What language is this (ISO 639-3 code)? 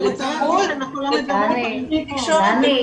heb